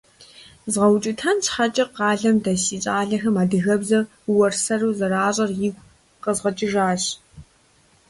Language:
Kabardian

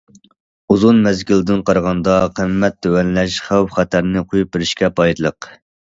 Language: Uyghur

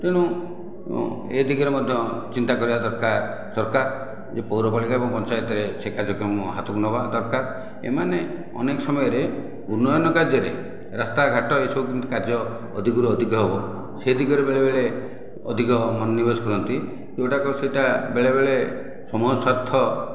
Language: Odia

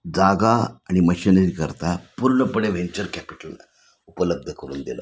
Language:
Marathi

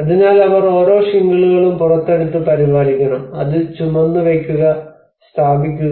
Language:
Malayalam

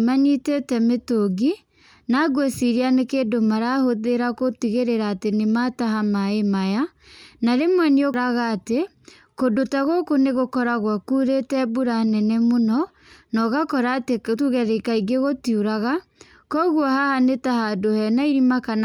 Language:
Kikuyu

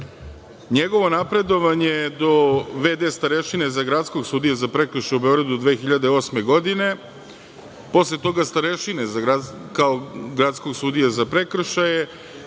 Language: Serbian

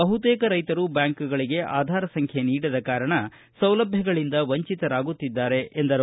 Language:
Kannada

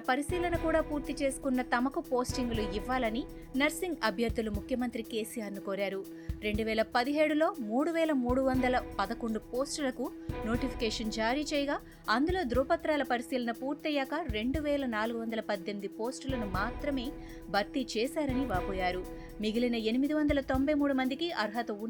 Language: Telugu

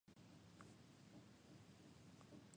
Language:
Japanese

